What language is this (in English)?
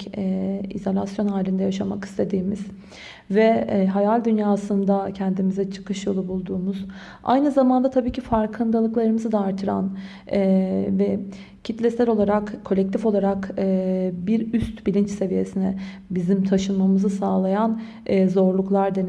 Turkish